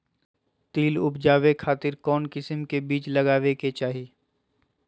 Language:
Magahi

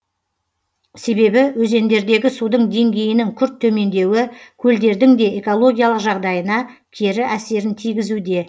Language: Kazakh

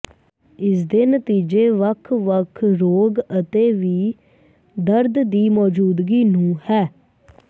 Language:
Punjabi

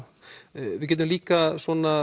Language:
Icelandic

